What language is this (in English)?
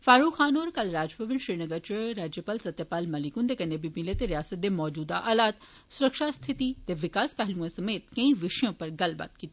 Dogri